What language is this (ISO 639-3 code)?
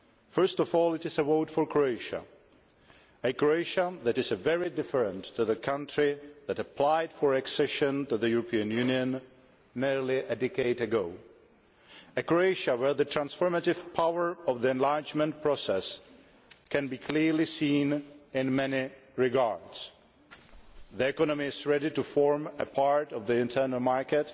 eng